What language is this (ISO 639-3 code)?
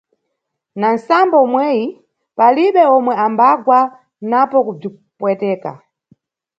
nyu